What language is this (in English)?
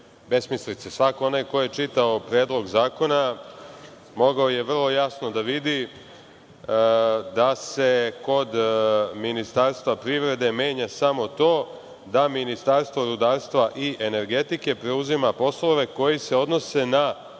Serbian